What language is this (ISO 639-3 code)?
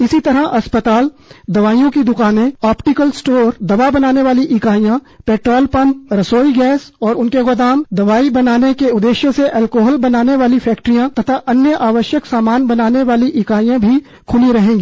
hin